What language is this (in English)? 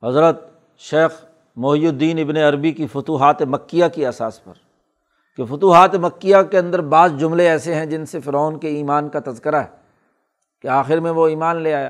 Urdu